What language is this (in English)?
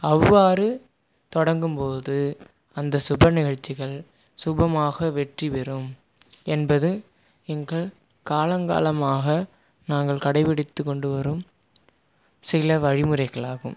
Tamil